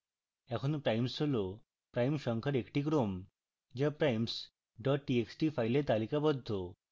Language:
Bangla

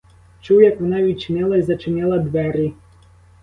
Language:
Ukrainian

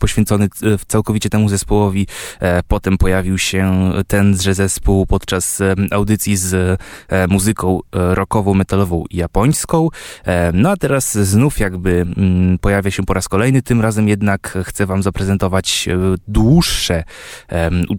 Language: Polish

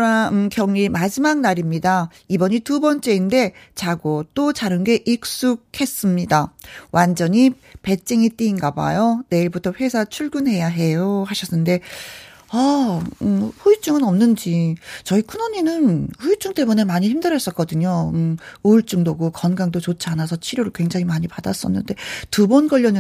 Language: Korean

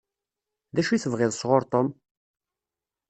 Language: Kabyle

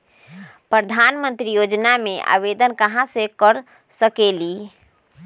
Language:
Magahi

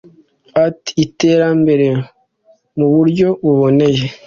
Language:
Kinyarwanda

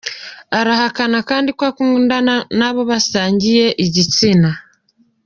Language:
Kinyarwanda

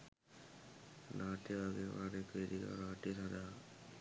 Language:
Sinhala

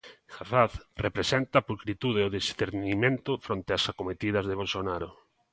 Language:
Galician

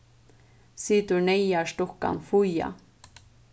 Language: Faroese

